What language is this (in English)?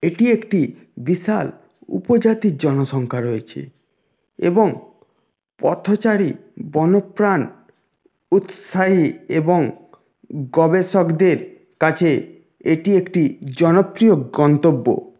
Bangla